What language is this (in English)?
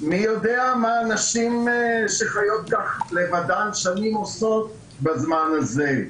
Hebrew